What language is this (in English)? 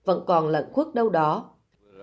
Vietnamese